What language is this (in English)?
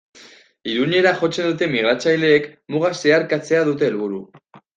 Basque